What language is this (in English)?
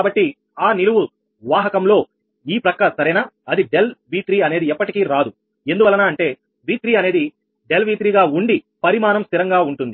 Telugu